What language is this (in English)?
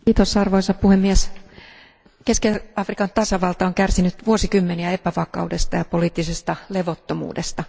Finnish